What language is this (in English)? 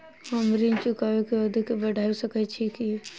Maithili